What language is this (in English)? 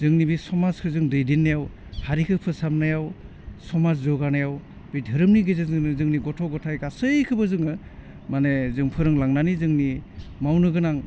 Bodo